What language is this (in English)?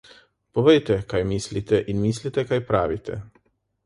Slovenian